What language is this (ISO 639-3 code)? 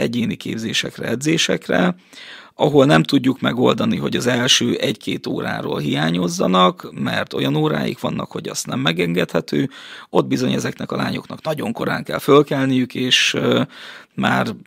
hun